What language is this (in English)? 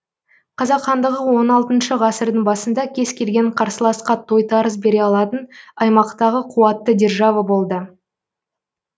Kazakh